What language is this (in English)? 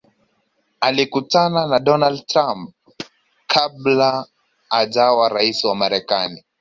Swahili